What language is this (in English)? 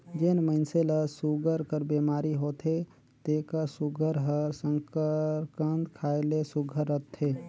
Chhattisgarhi